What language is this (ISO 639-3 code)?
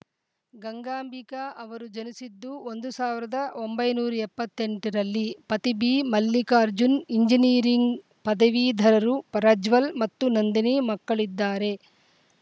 kan